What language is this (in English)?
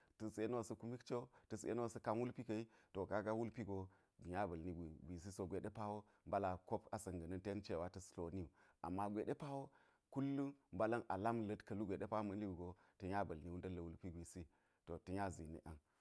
Geji